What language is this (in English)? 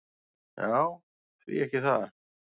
Icelandic